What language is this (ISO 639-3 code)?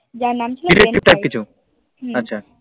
ben